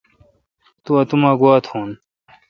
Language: Kalkoti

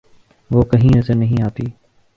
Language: Urdu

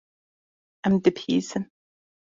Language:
Kurdish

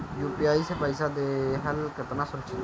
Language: Bhojpuri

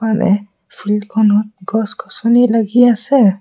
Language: Assamese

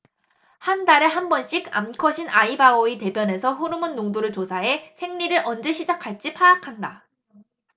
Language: Korean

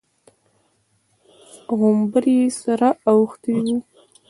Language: Pashto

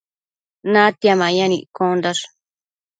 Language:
Matsés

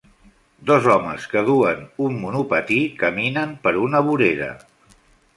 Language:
Catalan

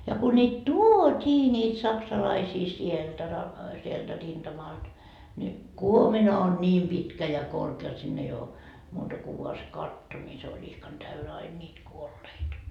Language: Finnish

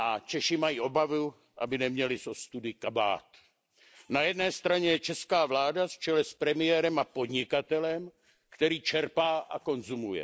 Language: Czech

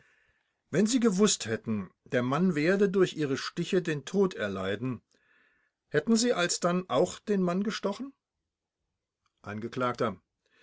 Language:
German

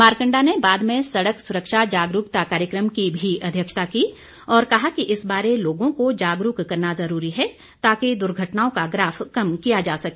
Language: Hindi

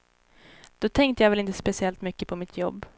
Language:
Swedish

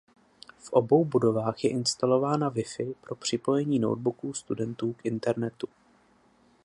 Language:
Czech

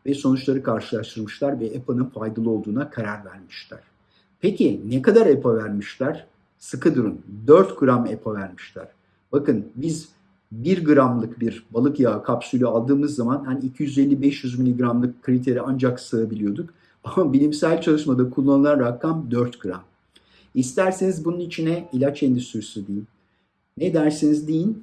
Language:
Turkish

